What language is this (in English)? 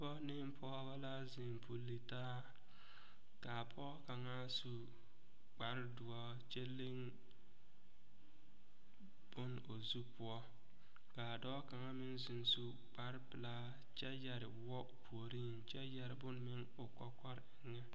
Southern Dagaare